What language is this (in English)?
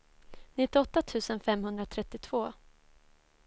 Swedish